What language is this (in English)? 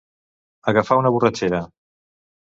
Catalan